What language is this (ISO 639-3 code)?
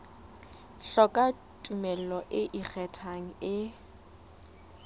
sot